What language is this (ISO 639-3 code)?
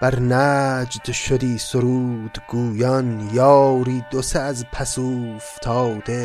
fas